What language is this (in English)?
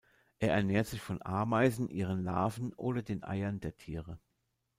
German